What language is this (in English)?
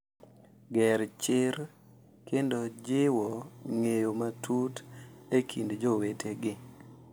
Luo (Kenya and Tanzania)